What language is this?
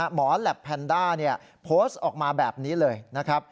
Thai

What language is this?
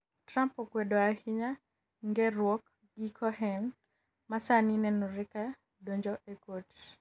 Luo (Kenya and Tanzania)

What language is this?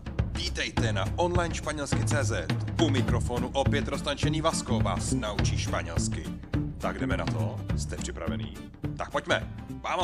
Czech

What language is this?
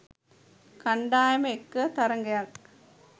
Sinhala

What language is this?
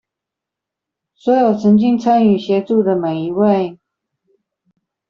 Chinese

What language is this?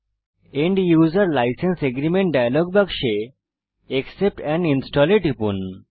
Bangla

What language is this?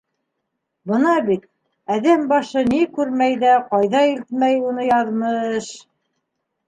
Bashkir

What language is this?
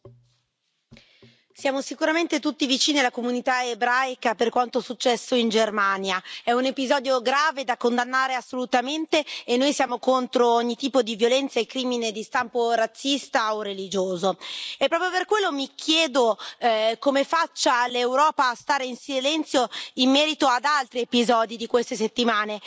Italian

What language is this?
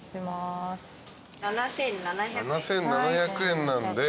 Japanese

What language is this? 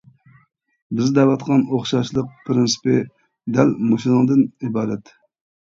Uyghur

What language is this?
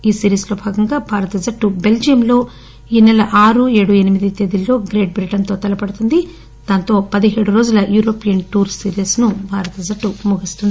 Telugu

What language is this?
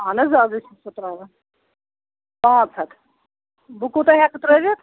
Kashmiri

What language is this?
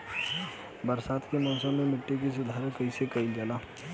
Bhojpuri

